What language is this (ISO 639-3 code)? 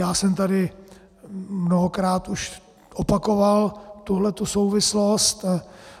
ces